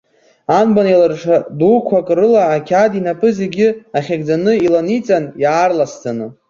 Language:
Abkhazian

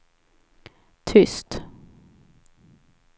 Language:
Swedish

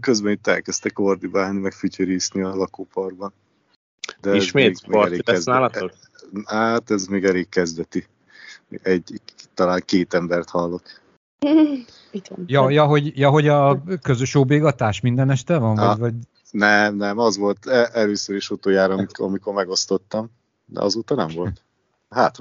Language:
Hungarian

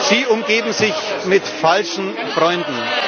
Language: German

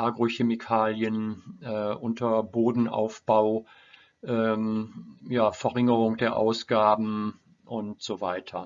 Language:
German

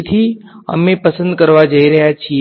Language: Gujarati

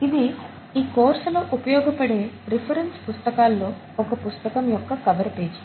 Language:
Telugu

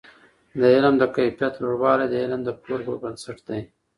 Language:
Pashto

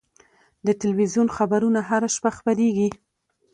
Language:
Pashto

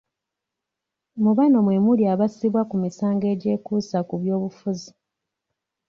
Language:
Ganda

